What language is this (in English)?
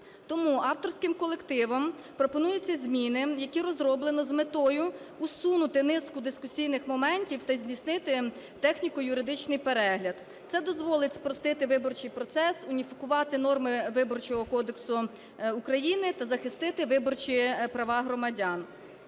Ukrainian